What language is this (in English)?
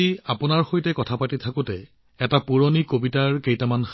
Assamese